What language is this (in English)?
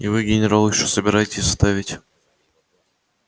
Russian